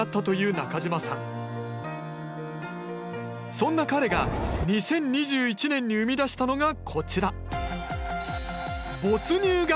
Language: Japanese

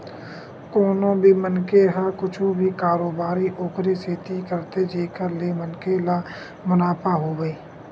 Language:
Chhattisgarhi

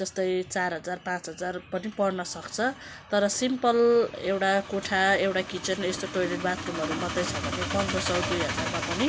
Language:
Nepali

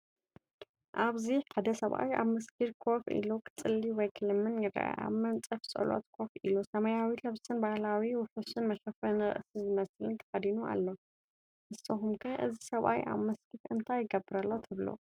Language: Tigrinya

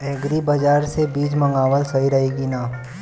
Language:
Bhojpuri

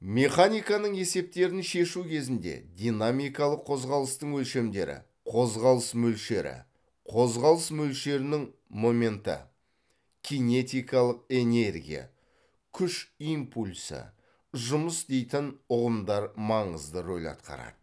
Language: Kazakh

